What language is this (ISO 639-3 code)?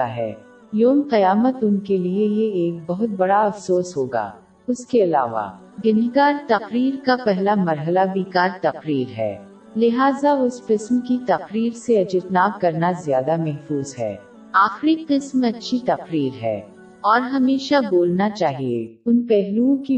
urd